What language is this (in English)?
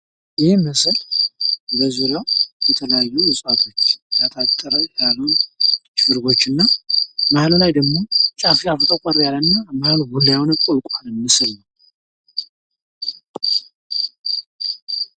Amharic